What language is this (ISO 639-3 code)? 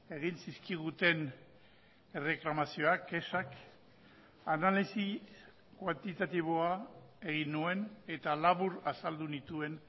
eus